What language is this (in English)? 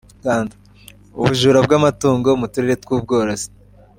Kinyarwanda